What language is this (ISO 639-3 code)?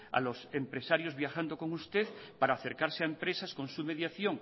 spa